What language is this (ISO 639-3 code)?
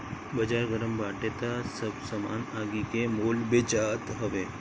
bho